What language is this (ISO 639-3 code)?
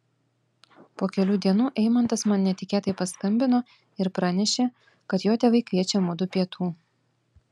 lit